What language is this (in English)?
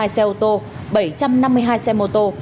Vietnamese